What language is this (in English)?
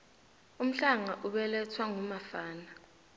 South Ndebele